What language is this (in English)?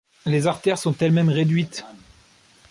French